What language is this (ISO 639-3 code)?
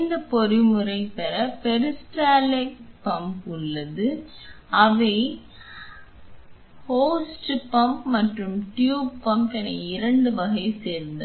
tam